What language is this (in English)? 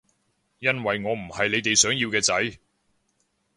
Cantonese